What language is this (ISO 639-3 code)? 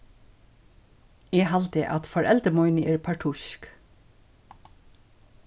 fao